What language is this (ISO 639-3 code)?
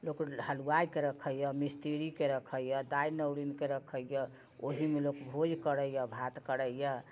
mai